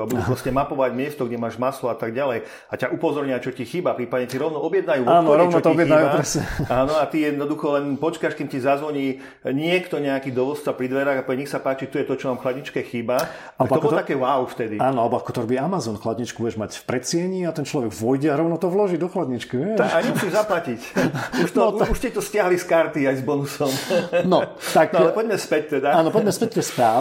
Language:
Slovak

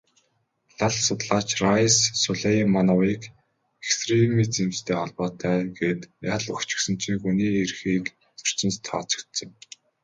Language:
Mongolian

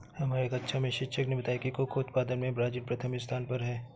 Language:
Hindi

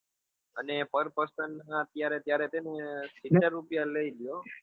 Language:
Gujarati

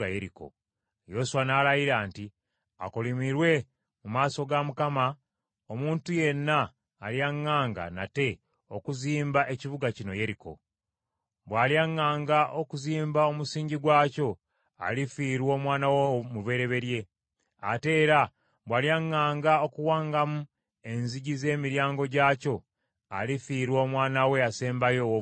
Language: Ganda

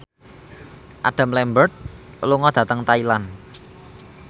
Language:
Javanese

